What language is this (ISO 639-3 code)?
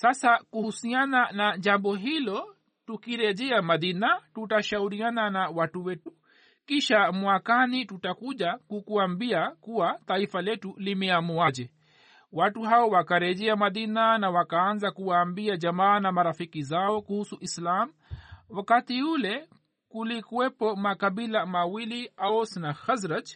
swa